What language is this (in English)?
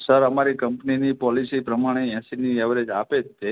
Gujarati